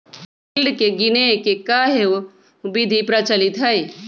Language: Magahi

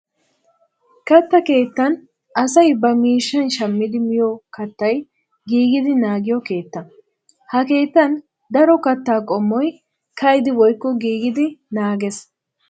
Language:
Wolaytta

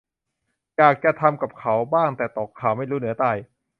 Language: Thai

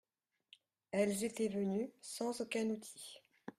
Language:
French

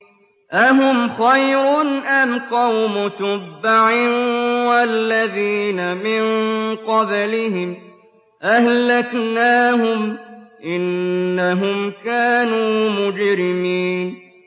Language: Arabic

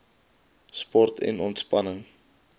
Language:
Afrikaans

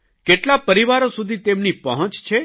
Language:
Gujarati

